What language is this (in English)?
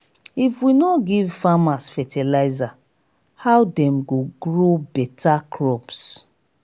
Nigerian Pidgin